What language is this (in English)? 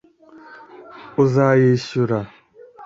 Kinyarwanda